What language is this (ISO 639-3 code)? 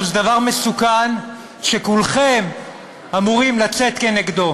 heb